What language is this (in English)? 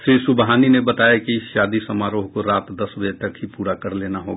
Hindi